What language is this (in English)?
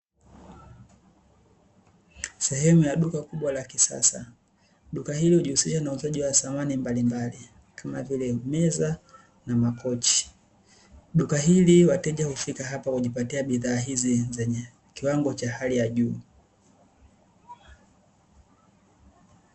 Swahili